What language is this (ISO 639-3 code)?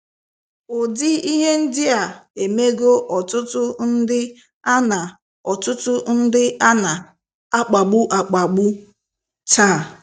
ibo